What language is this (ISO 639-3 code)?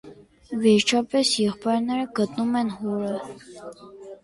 hye